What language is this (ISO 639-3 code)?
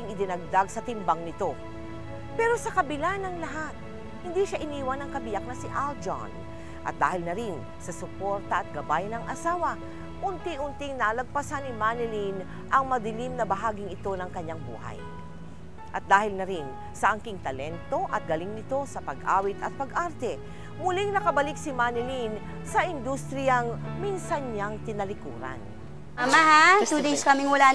fil